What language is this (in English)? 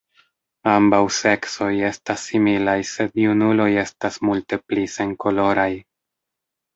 Esperanto